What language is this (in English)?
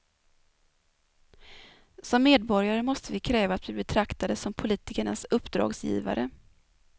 Swedish